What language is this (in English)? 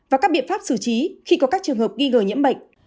Vietnamese